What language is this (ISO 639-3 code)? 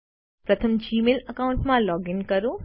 guj